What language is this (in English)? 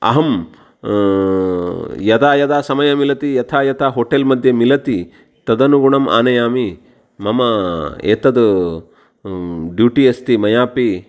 Sanskrit